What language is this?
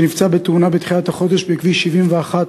Hebrew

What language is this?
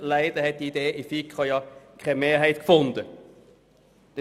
Swiss German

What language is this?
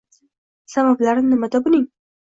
Uzbek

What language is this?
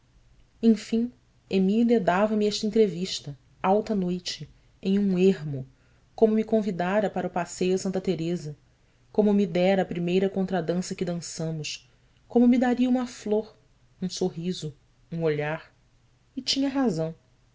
Portuguese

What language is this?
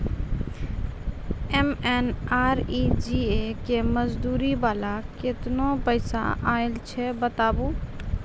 Maithili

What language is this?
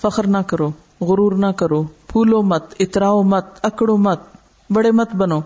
Urdu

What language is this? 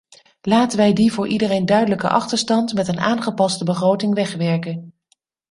Dutch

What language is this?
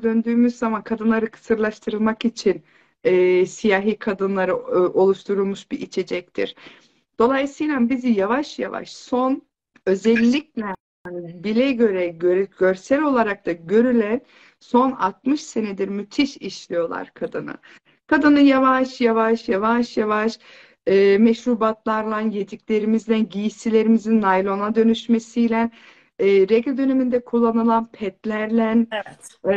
Turkish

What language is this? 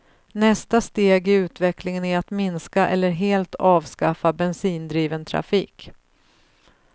Swedish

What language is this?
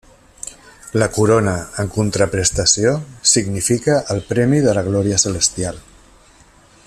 Catalan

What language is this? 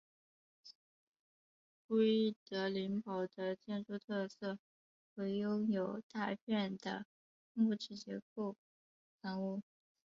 Chinese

